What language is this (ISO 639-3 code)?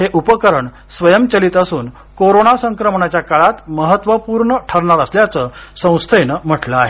mar